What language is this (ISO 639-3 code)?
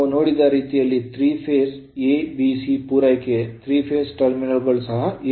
kan